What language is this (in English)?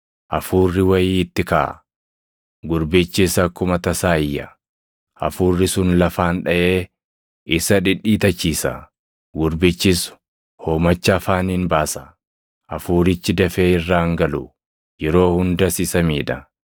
Oromo